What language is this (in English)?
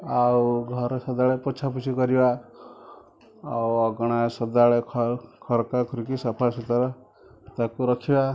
Odia